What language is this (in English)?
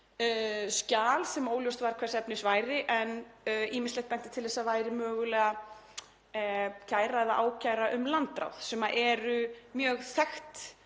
Icelandic